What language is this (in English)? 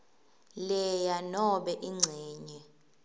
Swati